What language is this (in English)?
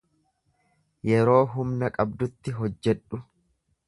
Oromo